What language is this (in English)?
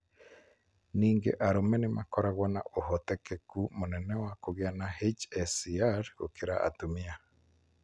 Kikuyu